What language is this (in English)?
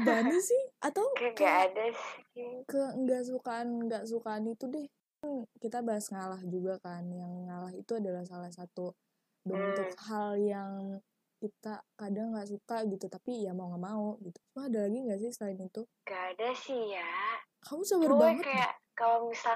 Indonesian